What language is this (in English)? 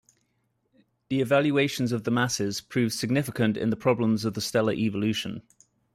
English